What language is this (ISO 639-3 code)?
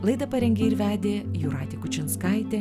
lit